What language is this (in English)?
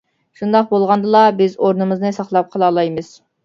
Uyghur